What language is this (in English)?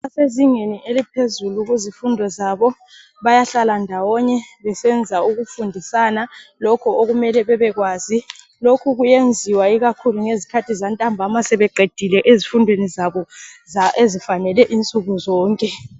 North Ndebele